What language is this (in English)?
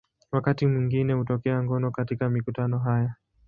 Swahili